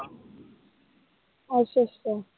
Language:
Punjabi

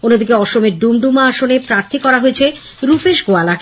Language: Bangla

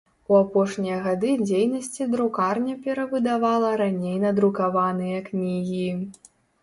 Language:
Belarusian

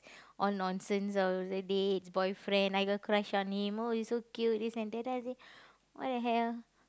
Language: English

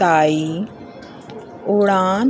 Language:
Sindhi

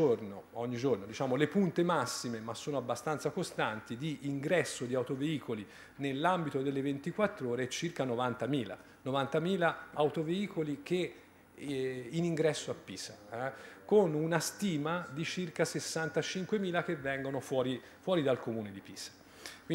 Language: Italian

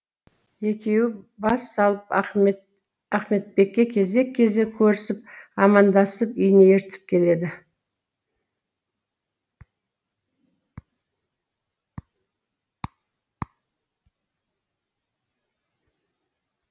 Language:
Kazakh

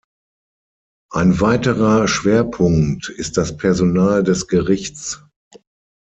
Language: German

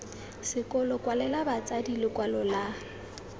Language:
Tswana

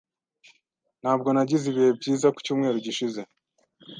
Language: Kinyarwanda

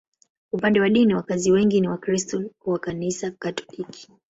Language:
Swahili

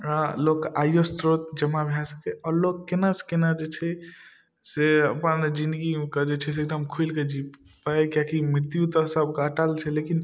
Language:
Maithili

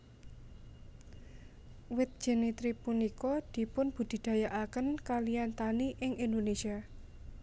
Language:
Javanese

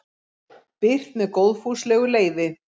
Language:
Icelandic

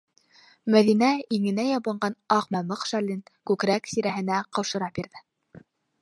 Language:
Bashkir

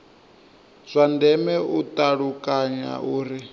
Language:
Venda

